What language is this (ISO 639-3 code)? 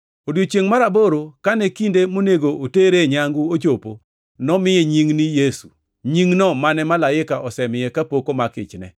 luo